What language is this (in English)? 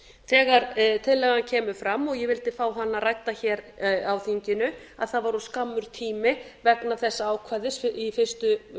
Icelandic